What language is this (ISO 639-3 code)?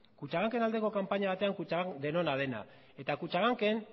eus